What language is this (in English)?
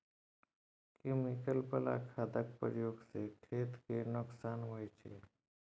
Maithili